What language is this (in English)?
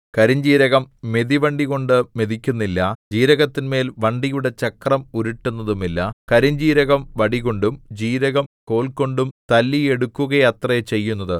Malayalam